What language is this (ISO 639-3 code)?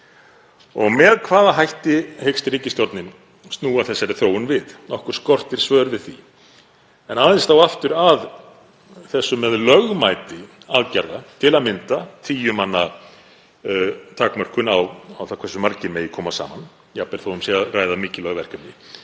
isl